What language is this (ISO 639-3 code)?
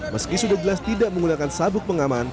ind